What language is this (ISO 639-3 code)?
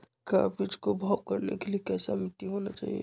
mag